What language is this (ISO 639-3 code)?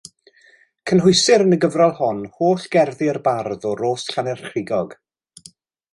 cym